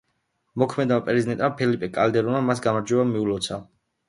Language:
Georgian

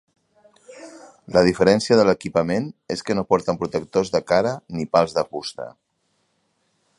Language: Catalan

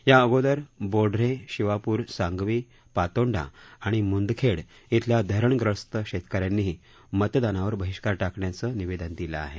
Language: Marathi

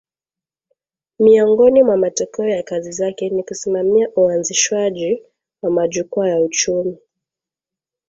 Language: Swahili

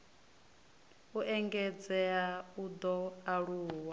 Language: Venda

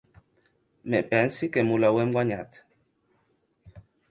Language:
Occitan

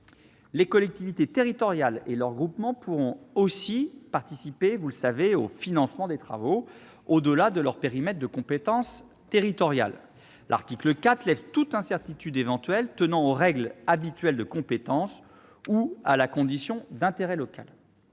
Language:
French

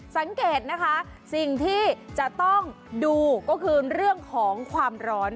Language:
Thai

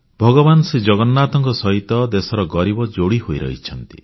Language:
Odia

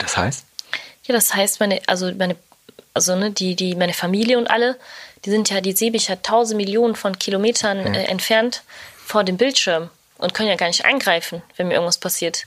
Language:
German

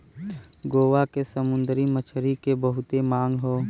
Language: Bhojpuri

